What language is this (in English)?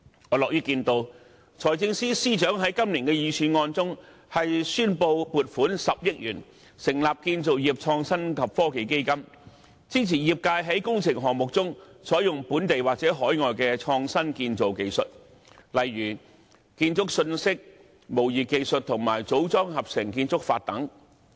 Cantonese